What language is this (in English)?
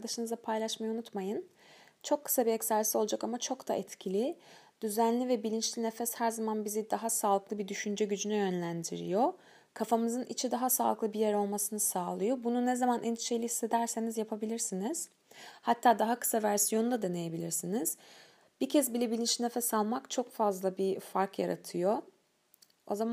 Turkish